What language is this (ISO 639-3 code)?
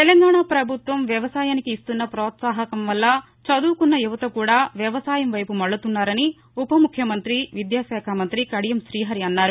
tel